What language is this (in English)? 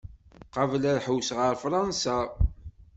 Kabyle